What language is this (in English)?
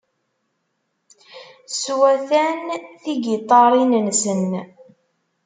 Kabyle